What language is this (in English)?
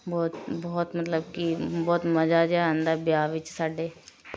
Punjabi